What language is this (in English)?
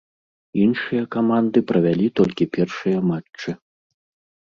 Belarusian